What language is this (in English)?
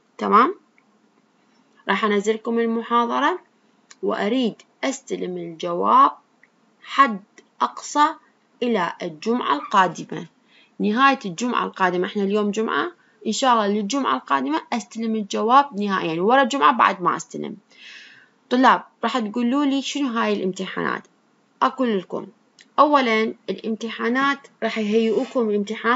Arabic